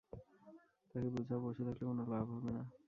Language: Bangla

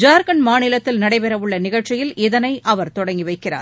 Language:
Tamil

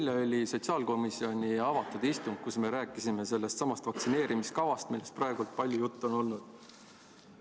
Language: Estonian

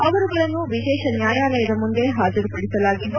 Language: Kannada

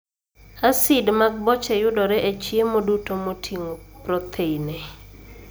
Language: Luo (Kenya and Tanzania)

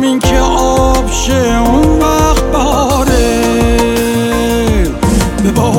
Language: Persian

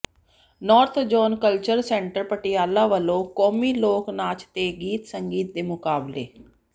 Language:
Punjabi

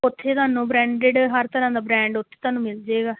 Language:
Punjabi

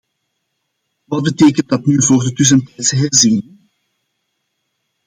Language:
Dutch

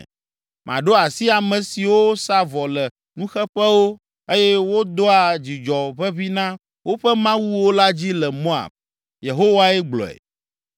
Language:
Ewe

